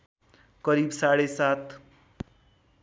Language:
Nepali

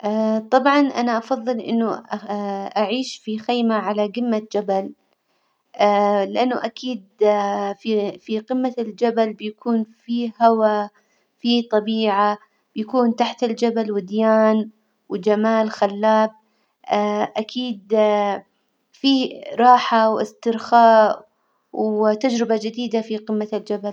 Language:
Hijazi Arabic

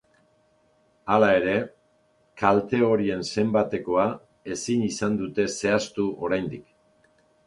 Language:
Basque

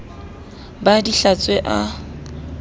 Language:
Southern Sotho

